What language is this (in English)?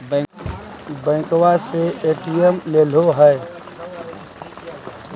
Magahi